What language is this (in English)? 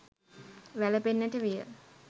Sinhala